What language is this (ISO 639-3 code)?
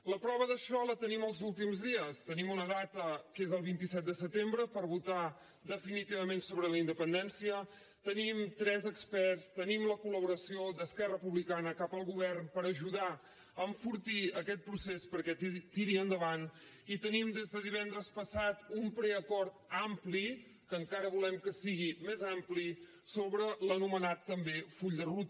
cat